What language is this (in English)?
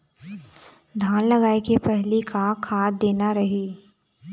Chhattisgarhi